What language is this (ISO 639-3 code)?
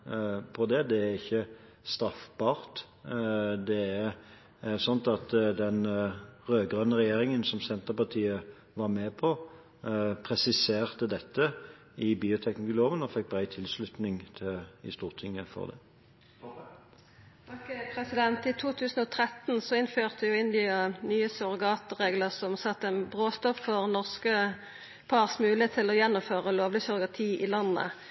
nor